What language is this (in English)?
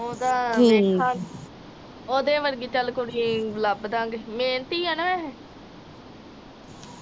Punjabi